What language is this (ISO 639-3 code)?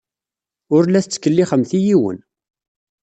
kab